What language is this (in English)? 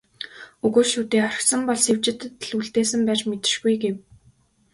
Mongolian